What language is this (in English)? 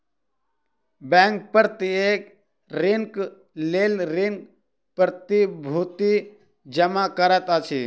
Maithili